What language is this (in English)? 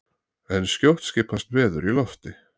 Icelandic